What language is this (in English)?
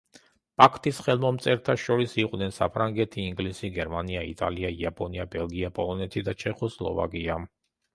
Georgian